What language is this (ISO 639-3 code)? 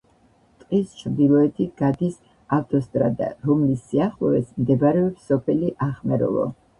kat